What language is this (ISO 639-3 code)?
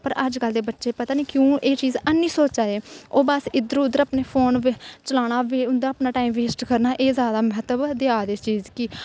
doi